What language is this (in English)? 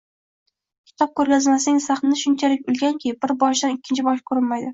Uzbek